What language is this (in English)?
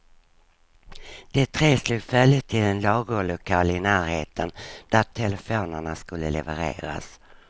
Swedish